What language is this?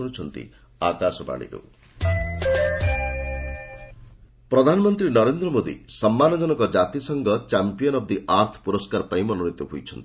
Odia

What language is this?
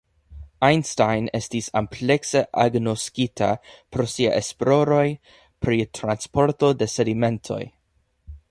Esperanto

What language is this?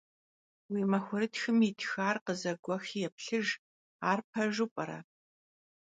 Kabardian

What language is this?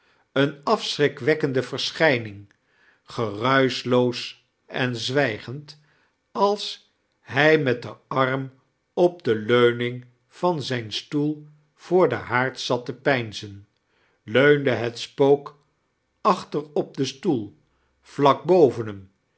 Dutch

